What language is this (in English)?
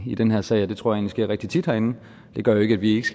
Danish